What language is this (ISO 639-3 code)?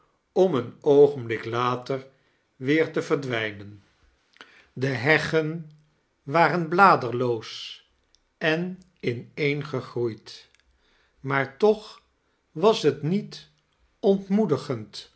nld